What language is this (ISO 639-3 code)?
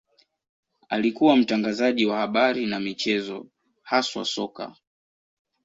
swa